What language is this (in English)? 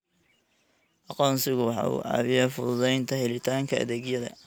Somali